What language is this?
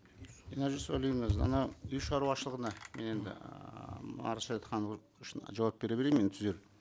Kazakh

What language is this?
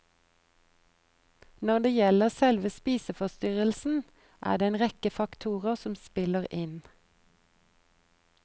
Norwegian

